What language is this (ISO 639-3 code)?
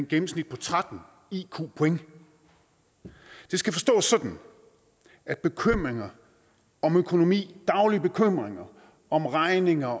dan